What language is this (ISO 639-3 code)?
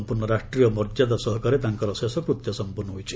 ori